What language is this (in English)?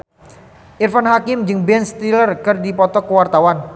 Sundanese